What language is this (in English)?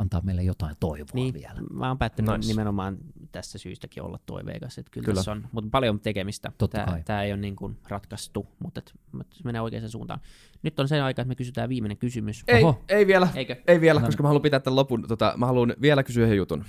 Finnish